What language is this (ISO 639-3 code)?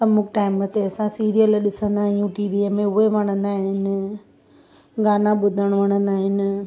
snd